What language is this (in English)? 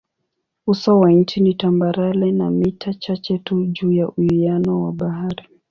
Swahili